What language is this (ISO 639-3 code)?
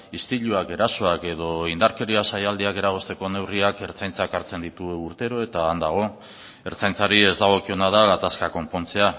eus